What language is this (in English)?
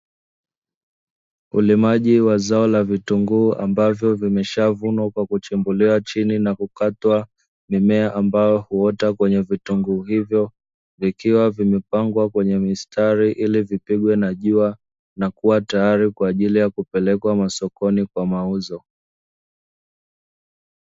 Swahili